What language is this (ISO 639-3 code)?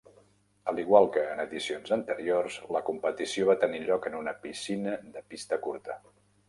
cat